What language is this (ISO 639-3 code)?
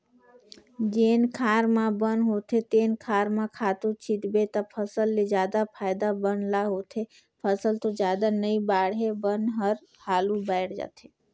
hne